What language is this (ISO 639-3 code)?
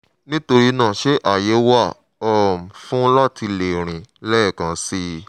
yor